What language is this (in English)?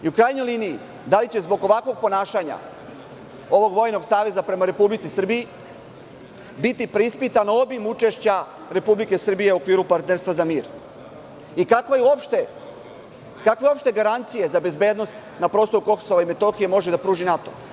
Serbian